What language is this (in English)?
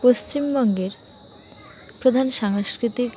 Bangla